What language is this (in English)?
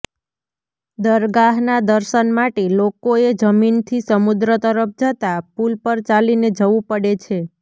Gujarati